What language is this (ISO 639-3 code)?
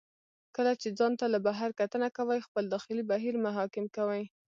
pus